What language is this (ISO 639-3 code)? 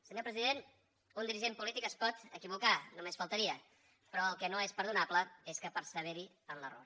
cat